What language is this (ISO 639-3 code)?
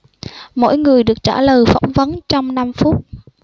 vie